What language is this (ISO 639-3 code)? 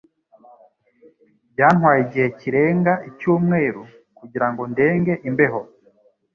kin